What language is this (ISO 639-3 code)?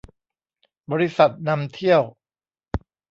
tha